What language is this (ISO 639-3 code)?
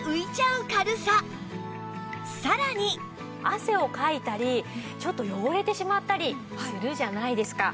jpn